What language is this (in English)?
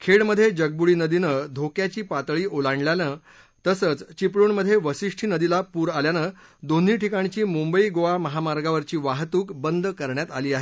Marathi